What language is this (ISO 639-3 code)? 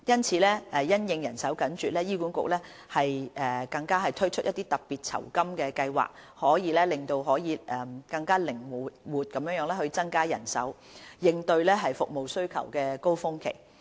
yue